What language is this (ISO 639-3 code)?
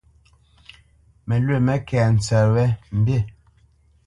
bce